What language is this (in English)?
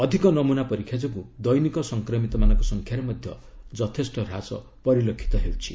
Odia